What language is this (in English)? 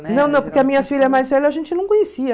Portuguese